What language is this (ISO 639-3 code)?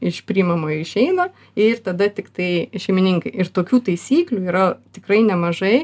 lit